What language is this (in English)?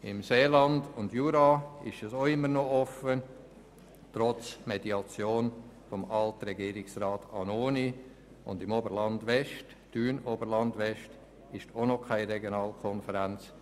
Swiss German